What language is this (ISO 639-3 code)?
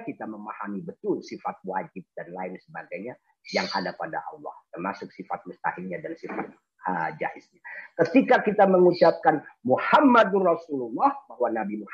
ind